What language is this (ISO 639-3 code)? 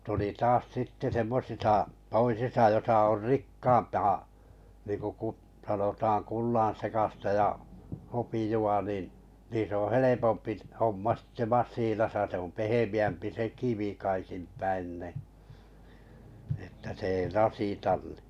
fin